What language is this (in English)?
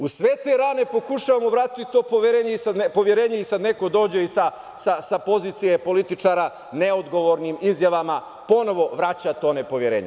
Serbian